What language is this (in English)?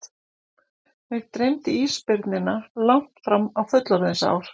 Icelandic